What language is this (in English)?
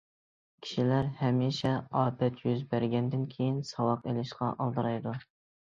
Uyghur